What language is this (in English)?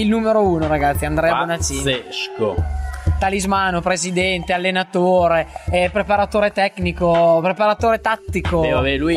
Italian